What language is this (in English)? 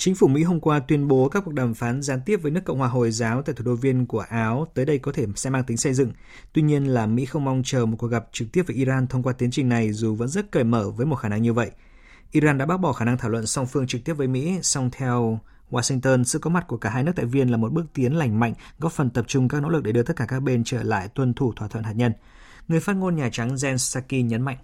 Vietnamese